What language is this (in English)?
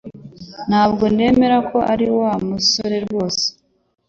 Kinyarwanda